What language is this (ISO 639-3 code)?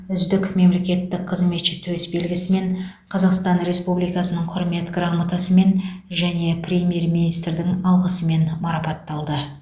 kaz